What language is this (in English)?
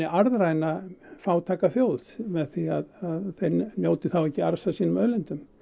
Icelandic